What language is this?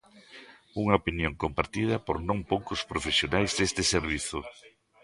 Galician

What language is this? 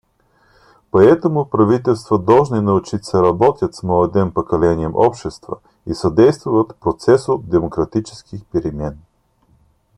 Russian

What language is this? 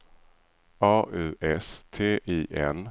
Swedish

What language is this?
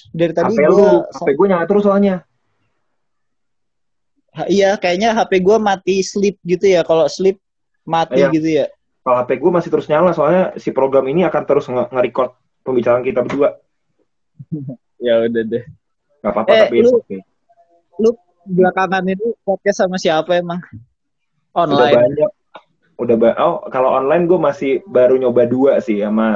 Indonesian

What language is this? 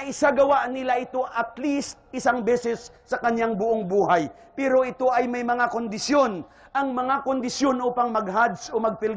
Filipino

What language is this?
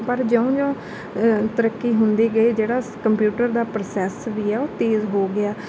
Punjabi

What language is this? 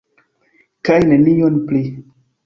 Esperanto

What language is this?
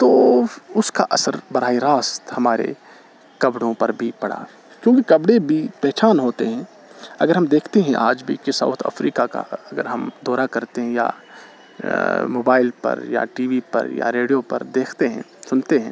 Urdu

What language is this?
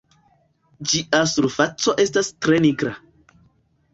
Esperanto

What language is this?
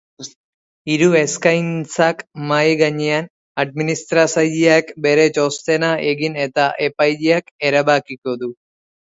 Basque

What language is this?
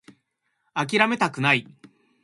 Japanese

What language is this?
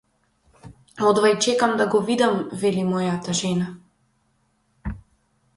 Macedonian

